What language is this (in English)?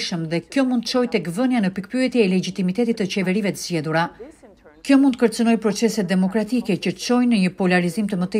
Romanian